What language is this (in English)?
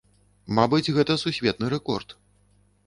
Belarusian